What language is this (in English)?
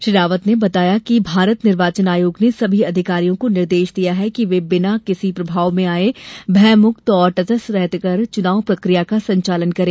Hindi